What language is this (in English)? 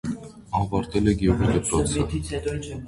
Armenian